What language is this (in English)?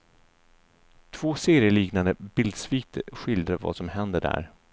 Swedish